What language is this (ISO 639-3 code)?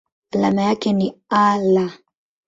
swa